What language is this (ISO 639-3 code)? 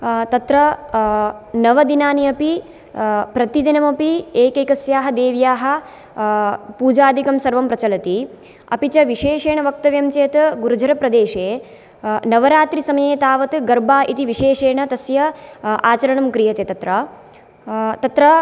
san